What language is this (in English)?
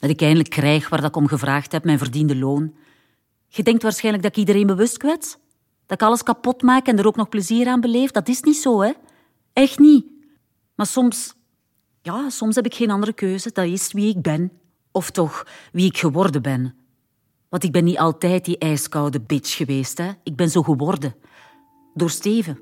Dutch